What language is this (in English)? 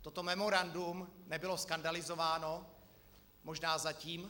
Czech